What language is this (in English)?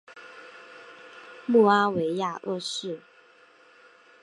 Chinese